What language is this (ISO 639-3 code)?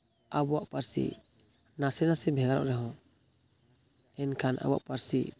sat